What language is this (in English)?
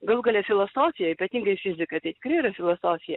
Lithuanian